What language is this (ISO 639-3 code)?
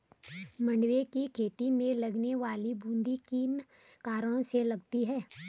hin